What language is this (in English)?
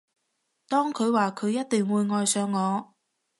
Cantonese